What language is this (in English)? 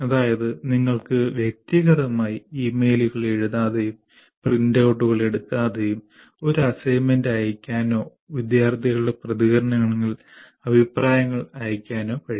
Malayalam